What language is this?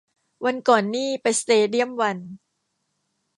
Thai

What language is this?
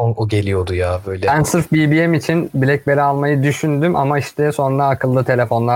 Turkish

